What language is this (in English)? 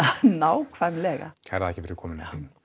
Icelandic